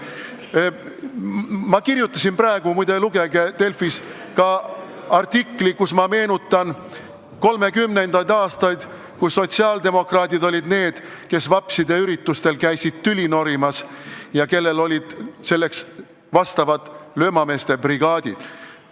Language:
Estonian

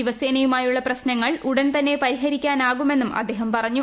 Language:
Malayalam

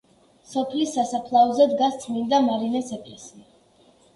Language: Georgian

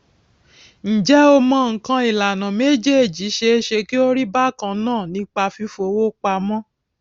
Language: Yoruba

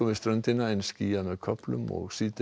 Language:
Icelandic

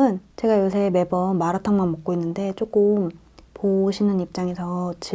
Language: Korean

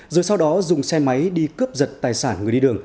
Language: Vietnamese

